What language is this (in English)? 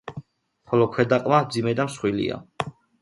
Georgian